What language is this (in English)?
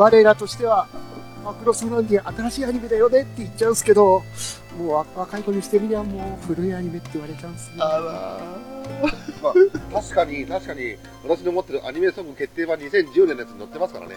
Japanese